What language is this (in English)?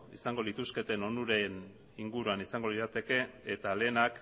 Basque